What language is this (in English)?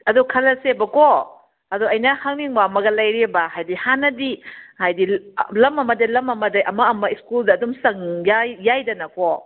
Manipuri